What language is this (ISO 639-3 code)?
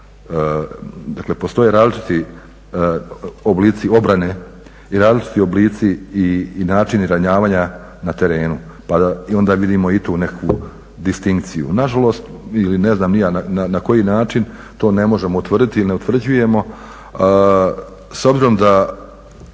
hrv